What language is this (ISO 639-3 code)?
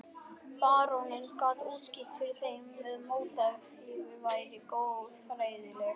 isl